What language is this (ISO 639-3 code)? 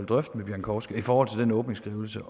dan